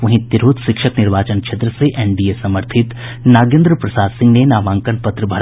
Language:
Hindi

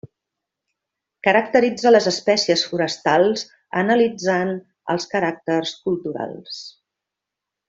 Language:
Catalan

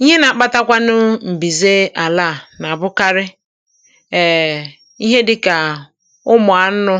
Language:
Igbo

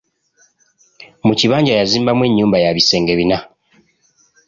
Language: Ganda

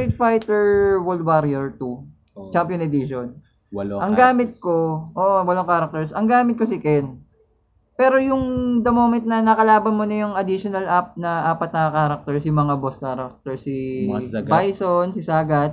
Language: Filipino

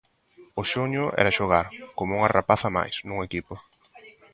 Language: Galician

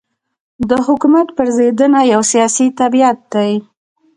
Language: Pashto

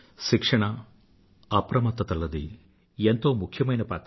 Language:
Telugu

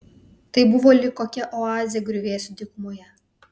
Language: Lithuanian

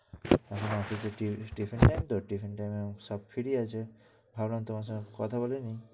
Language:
Bangla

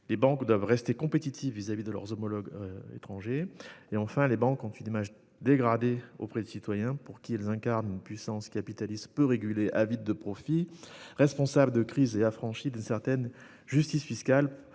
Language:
French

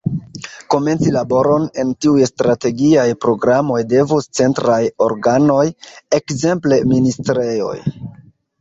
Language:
Esperanto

